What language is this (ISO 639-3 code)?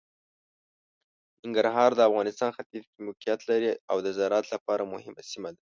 pus